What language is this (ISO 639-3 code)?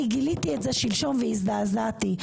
heb